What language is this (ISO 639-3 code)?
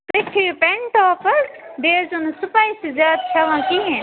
kas